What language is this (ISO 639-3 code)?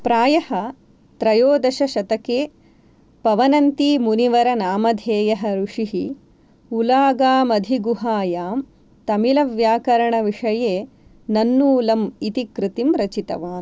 san